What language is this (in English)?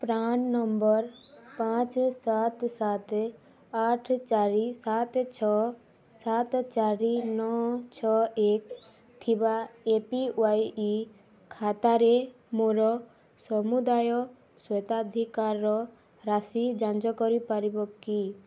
Odia